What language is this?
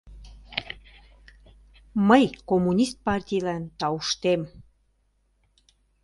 Mari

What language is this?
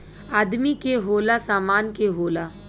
Bhojpuri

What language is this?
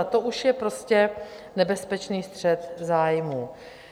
Czech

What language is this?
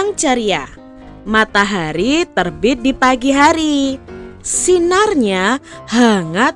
Indonesian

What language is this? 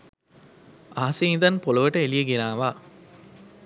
Sinhala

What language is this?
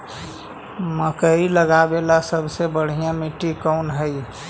Magahi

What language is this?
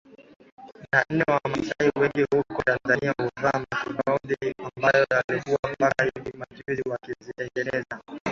Swahili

